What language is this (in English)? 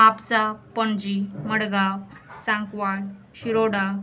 Konkani